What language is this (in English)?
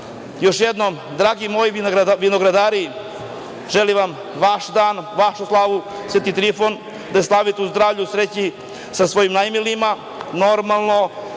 Serbian